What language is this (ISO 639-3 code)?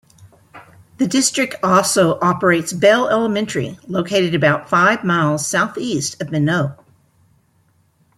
eng